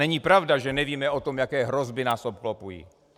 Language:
Czech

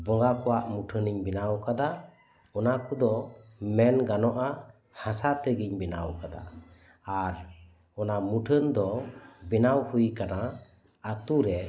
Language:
Santali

